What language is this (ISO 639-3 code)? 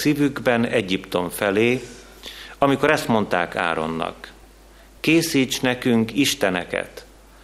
hun